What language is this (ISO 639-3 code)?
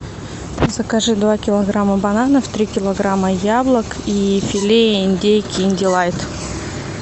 rus